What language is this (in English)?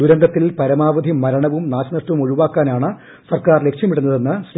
Malayalam